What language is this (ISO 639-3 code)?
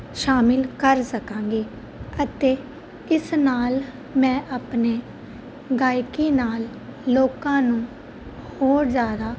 pan